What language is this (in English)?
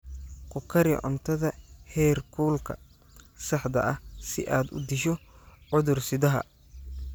Somali